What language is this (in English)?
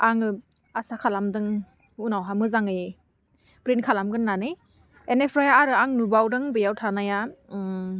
Bodo